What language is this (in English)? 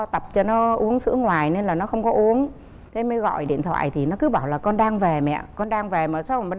Vietnamese